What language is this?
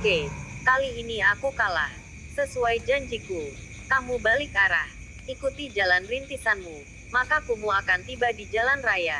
Indonesian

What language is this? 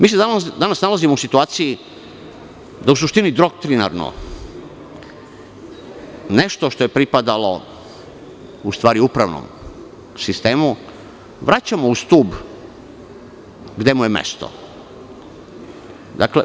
Serbian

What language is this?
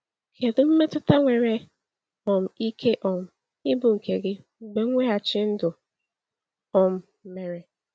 Igbo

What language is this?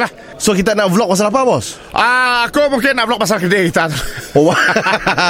Malay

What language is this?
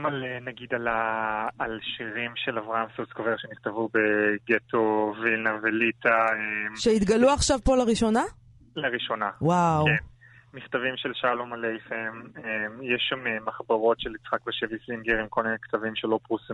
Hebrew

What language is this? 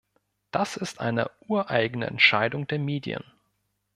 German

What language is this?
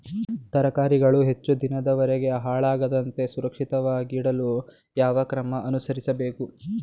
Kannada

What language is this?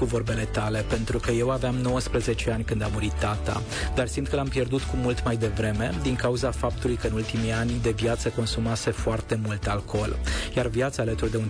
Romanian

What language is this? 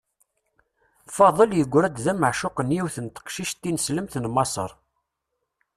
Kabyle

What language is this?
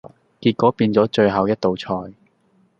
Cantonese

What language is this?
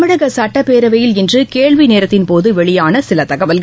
Tamil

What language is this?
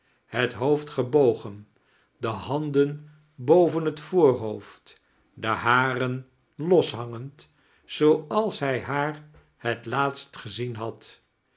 Dutch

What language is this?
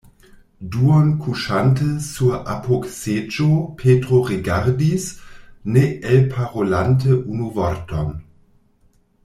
Esperanto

